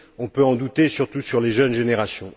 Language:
French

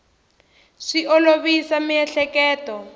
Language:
Tsonga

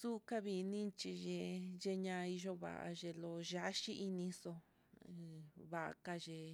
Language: Mitlatongo Mixtec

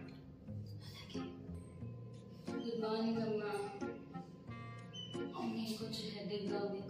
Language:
Romanian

